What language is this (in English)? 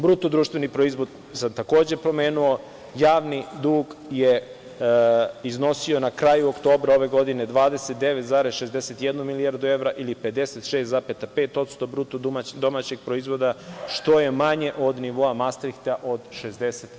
Serbian